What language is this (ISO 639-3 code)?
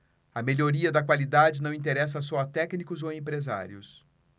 por